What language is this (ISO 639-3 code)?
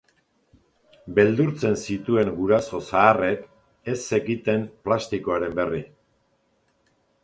eus